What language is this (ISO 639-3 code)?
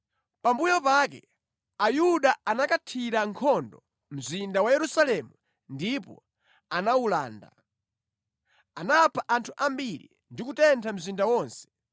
nya